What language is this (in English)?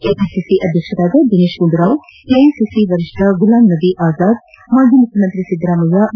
Kannada